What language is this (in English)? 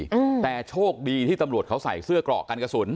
Thai